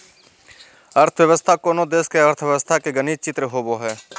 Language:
Magahi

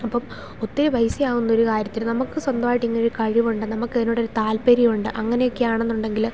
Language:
Malayalam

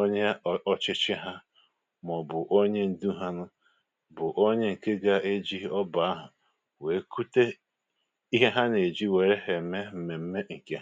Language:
Igbo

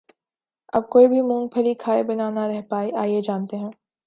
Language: Urdu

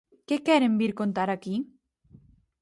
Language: Galician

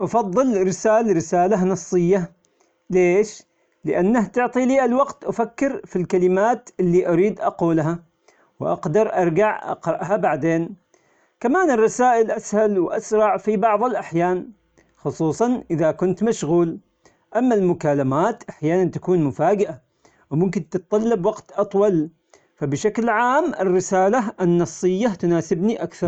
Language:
Omani Arabic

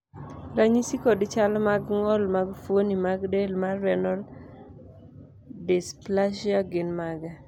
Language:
Luo (Kenya and Tanzania)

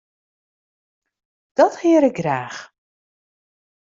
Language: Western Frisian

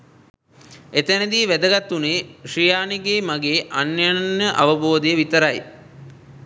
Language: Sinhala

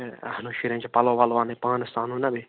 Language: Kashmiri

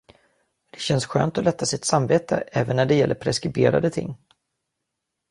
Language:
Swedish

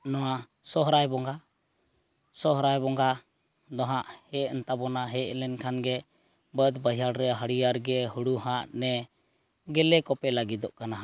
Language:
Santali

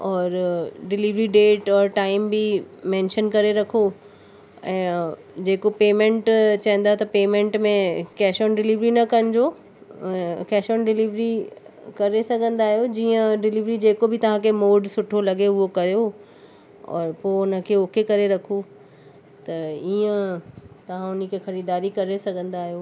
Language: Sindhi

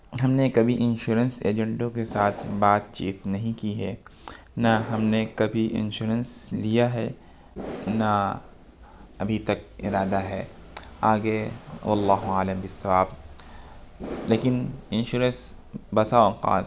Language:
Urdu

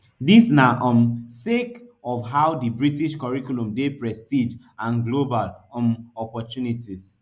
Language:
Nigerian Pidgin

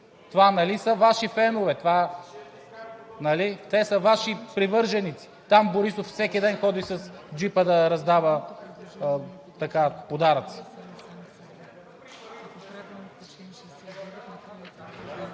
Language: Bulgarian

